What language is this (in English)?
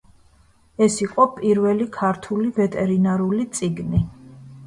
Georgian